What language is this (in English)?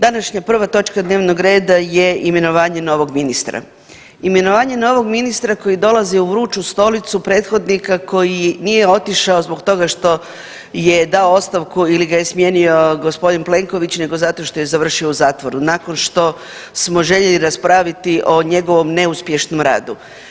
Croatian